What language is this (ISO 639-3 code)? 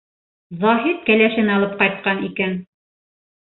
bak